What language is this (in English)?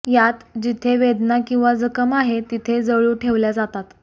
Marathi